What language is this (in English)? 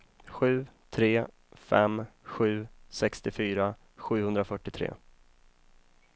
Swedish